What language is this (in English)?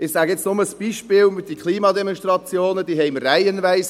Swiss German